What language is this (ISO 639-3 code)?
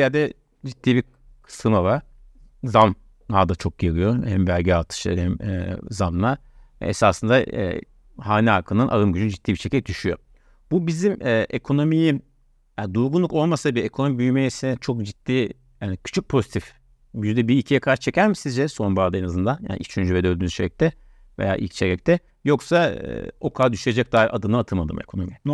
tur